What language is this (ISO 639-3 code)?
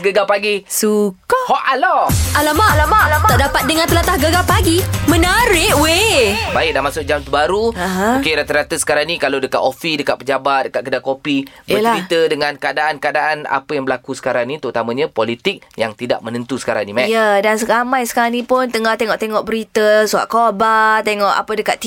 msa